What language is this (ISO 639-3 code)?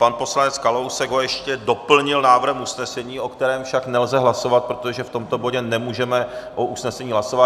ces